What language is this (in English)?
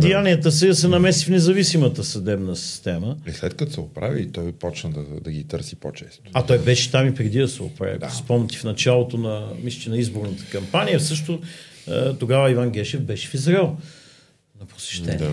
Bulgarian